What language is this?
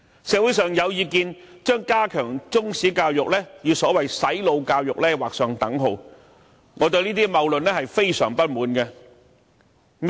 Cantonese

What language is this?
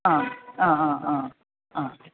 Sanskrit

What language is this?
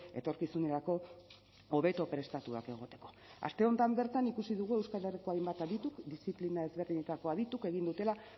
Basque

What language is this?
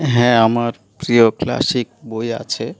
Bangla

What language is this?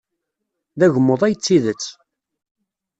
Kabyle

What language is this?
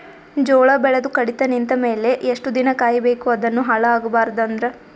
Kannada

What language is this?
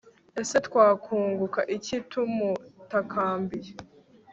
Kinyarwanda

